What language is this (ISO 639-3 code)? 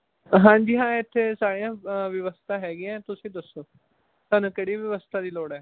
pan